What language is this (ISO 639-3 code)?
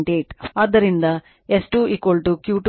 kan